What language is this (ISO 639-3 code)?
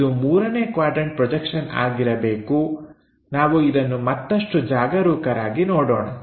kan